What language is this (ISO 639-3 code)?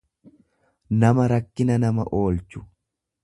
orm